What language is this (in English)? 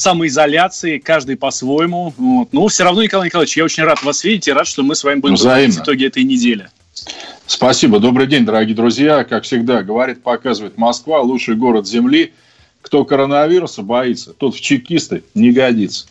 Russian